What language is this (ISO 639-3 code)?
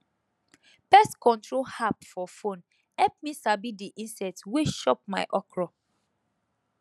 pcm